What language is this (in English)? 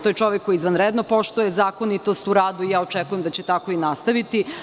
Serbian